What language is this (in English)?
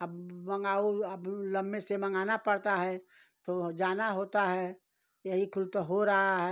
Hindi